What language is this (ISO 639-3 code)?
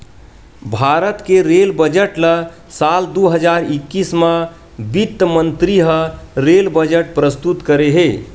hne